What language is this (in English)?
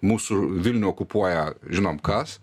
Lithuanian